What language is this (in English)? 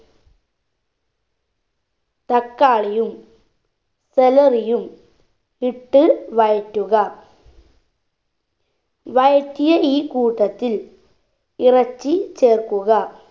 Malayalam